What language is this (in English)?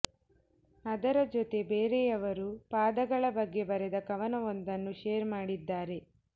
Kannada